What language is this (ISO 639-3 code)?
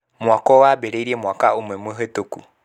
kik